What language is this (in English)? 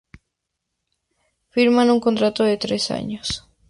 Spanish